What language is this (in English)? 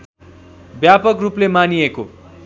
Nepali